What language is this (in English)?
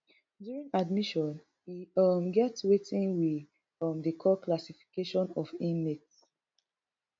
Nigerian Pidgin